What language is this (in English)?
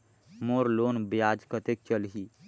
Chhattisgarhi